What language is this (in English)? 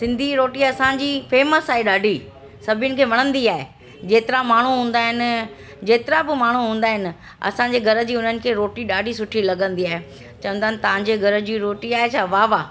Sindhi